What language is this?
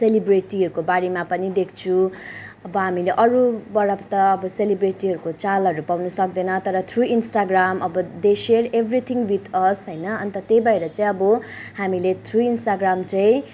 Nepali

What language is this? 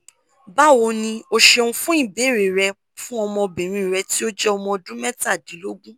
Yoruba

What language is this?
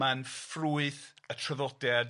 Welsh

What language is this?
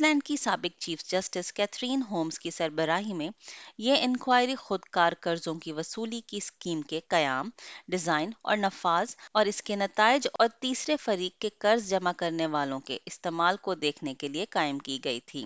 Urdu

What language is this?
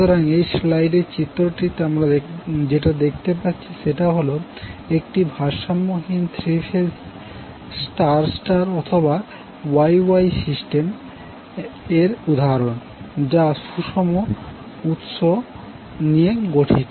Bangla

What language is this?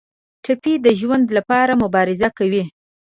Pashto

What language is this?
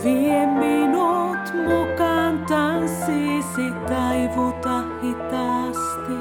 Finnish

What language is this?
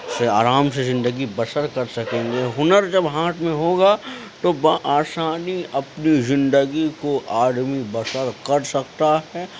Urdu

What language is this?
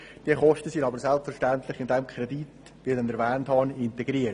Swiss German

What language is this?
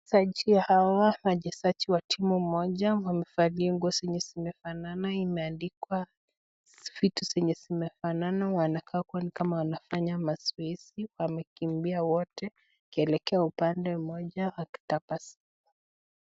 Swahili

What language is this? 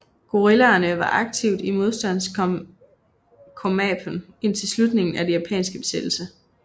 Danish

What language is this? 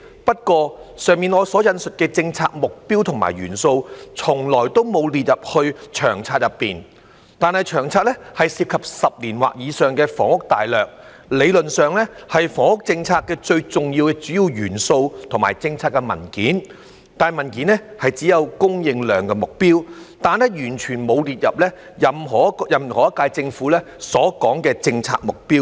Cantonese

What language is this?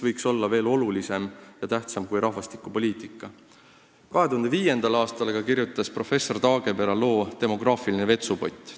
Estonian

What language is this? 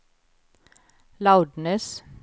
Swedish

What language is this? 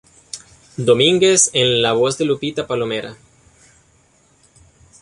Spanish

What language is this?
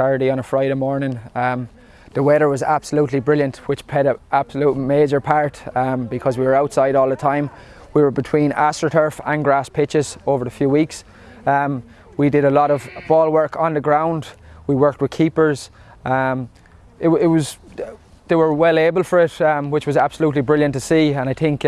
English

